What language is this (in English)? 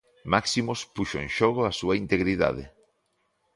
Galician